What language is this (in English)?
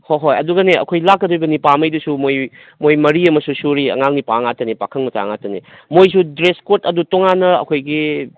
Manipuri